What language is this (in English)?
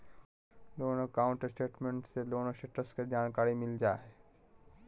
Magahi